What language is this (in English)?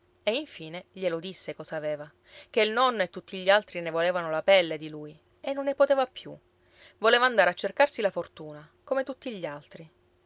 Italian